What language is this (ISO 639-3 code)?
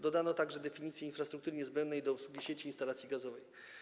pol